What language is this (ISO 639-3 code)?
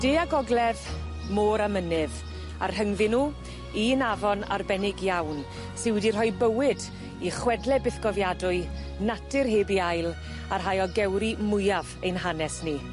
cym